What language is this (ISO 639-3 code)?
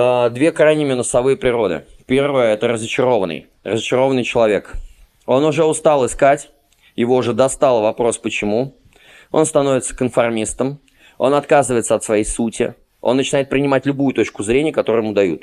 rus